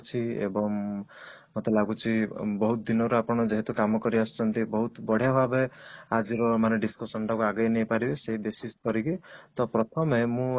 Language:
Odia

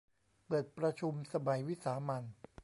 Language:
Thai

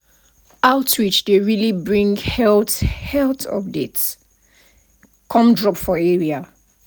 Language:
Nigerian Pidgin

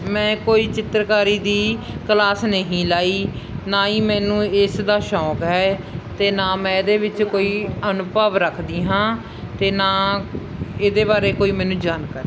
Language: Punjabi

